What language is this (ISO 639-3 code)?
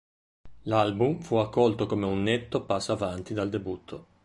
ita